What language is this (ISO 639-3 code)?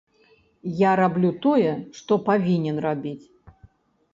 bel